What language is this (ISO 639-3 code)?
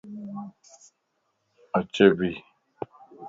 lss